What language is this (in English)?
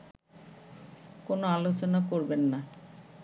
Bangla